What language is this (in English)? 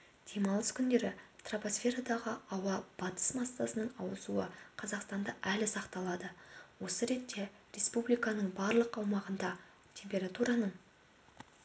Kazakh